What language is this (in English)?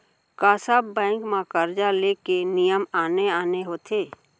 Chhattisgarhi